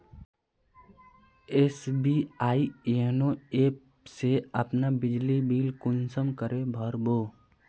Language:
Magahi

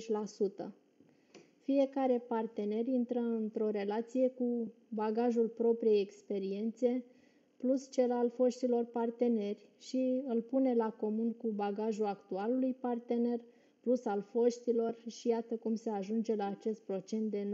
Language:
Romanian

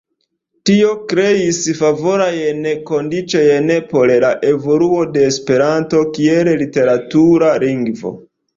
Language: Esperanto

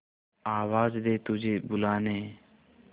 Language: Hindi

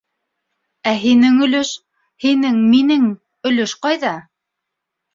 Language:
Bashkir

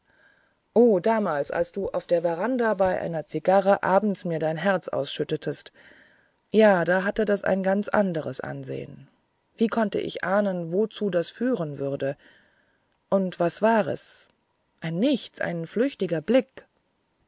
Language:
German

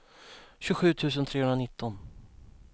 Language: Swedish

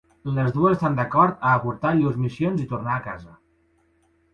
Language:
Catalan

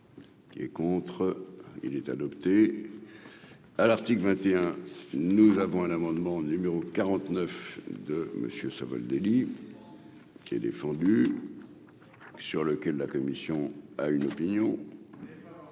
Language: French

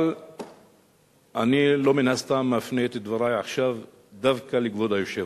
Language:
Hebrew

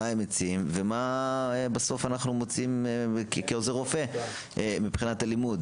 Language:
Hebrew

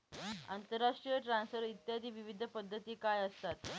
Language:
Marathi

